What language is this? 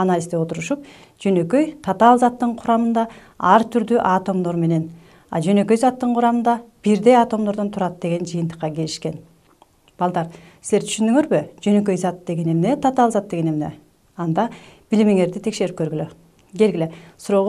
Turkish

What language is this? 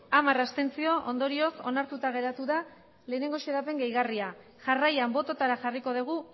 Basque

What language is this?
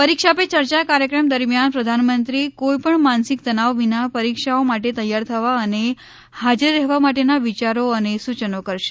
Gujarati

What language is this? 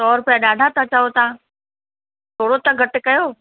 Sindhi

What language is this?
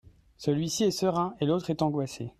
French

